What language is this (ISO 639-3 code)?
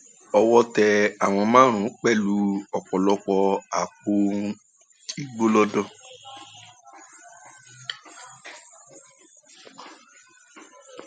yor